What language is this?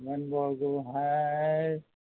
Assamese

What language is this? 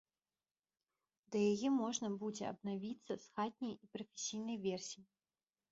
Belarusian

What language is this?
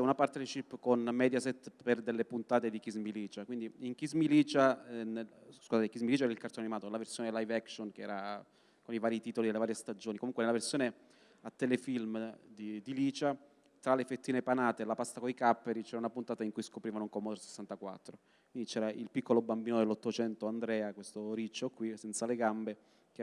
Italian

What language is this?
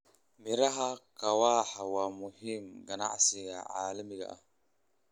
Somali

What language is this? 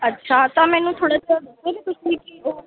Punjabi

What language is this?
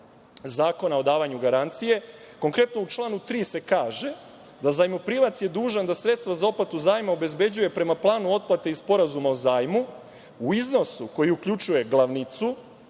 Serbian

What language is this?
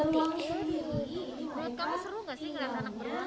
Indonesian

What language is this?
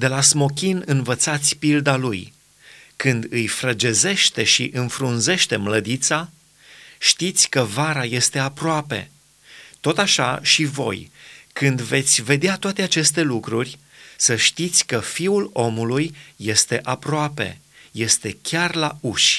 Romanian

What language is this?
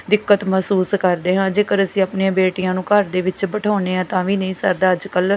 Punjabi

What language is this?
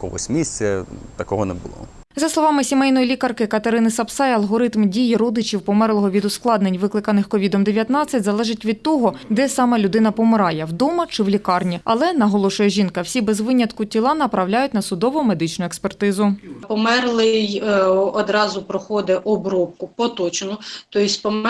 Ukrainian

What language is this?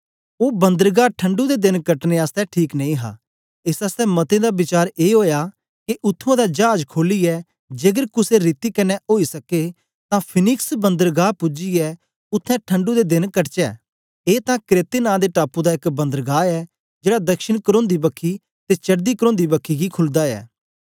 Dogri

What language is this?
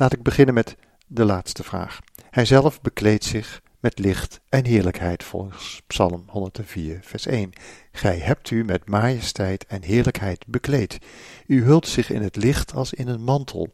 Dutch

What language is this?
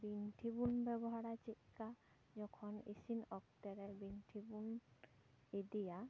Santali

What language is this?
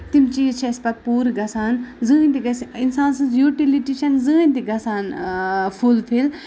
Kashmiri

